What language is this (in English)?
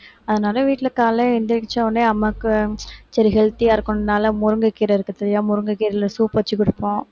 Tamil